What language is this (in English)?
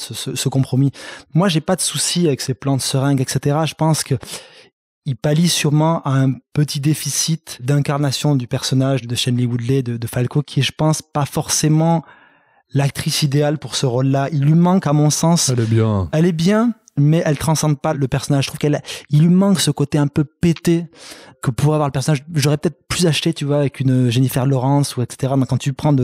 French